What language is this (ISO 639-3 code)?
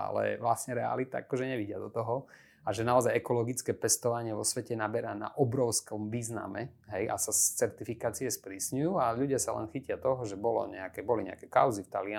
slk